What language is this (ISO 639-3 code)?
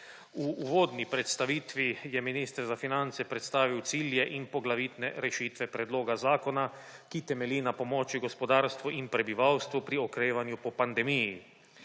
slv